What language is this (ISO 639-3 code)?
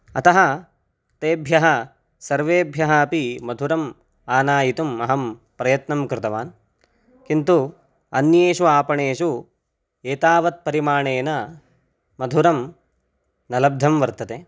san